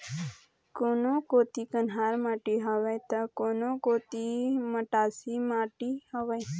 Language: Chhattisgarhi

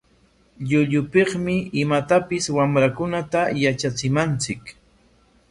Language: Corongo Ancash Quechua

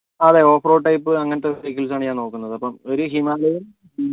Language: Malayalam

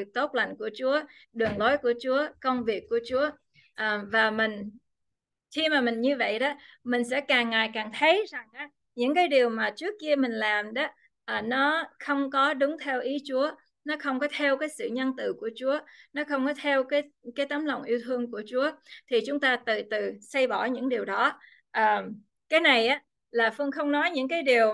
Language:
Vietnamese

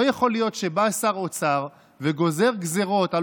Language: Hebrew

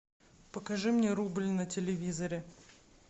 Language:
Russian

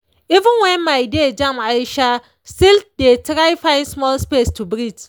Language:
Nigerian Pidgin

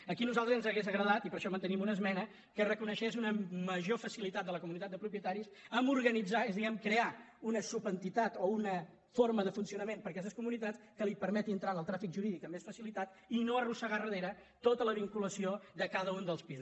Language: Catalan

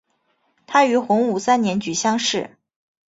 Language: Chinese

